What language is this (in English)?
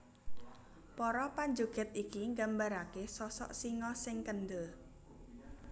Javanese